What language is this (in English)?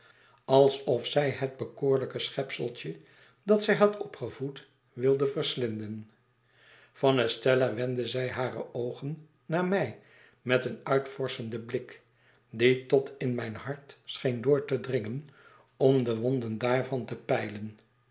Dutch